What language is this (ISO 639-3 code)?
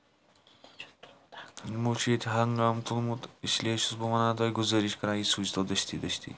kas